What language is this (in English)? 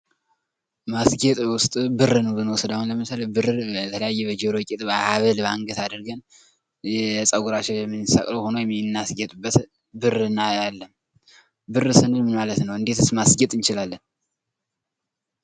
Amharic